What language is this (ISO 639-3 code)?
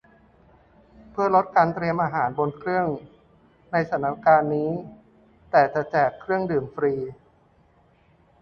tha